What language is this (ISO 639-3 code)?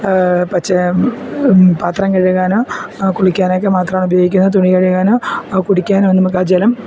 mal